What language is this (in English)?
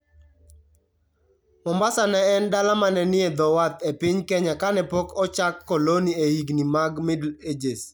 Luo (Kenya and Tanzania)